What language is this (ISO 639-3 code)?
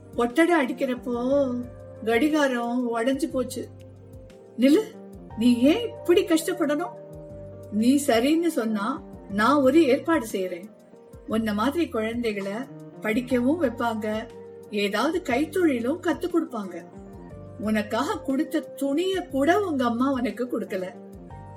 tam